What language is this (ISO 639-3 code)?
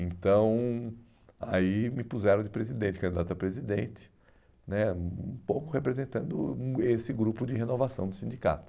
por